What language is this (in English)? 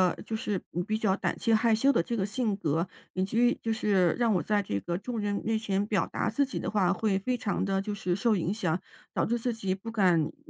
Chinese